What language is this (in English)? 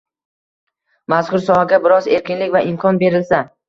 Uzbek